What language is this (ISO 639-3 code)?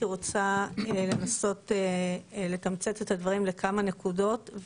heb